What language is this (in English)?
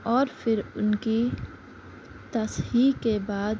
Urdu